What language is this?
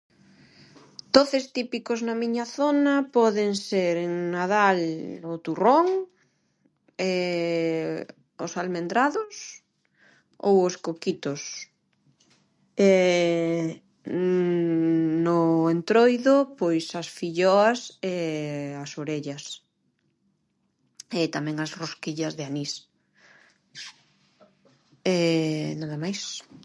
Galician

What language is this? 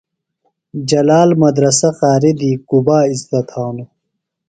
Phalura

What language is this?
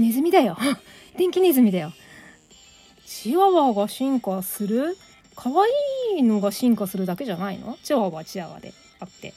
Japanese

